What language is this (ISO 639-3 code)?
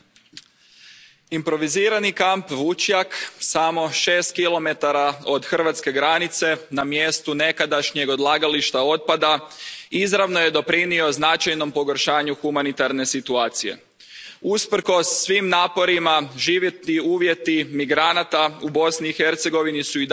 hrv